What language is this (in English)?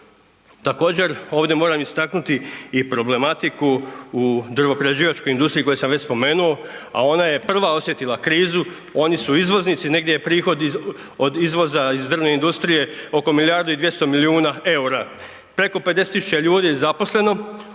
Croatian